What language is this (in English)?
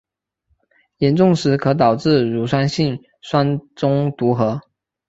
Chinese